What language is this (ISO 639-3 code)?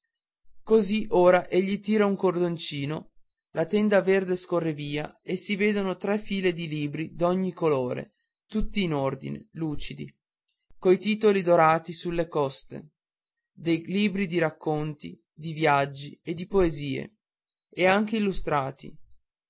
ita